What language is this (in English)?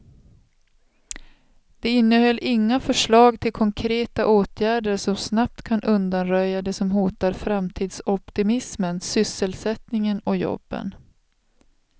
Swedish